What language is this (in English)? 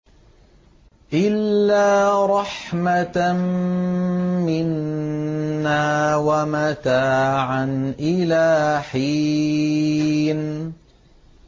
Arabic